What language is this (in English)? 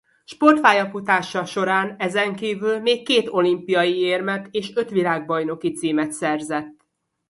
Hungarian